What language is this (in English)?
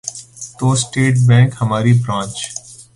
Urdu